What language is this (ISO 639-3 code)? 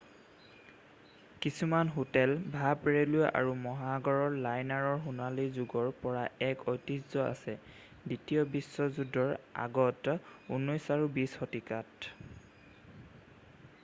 asm